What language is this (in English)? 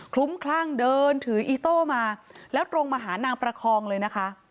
Thai